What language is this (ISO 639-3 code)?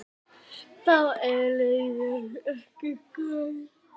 isl